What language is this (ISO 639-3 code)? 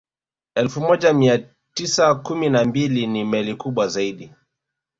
swa